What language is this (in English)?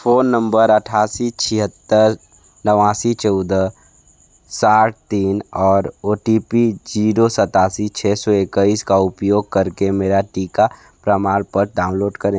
Hindi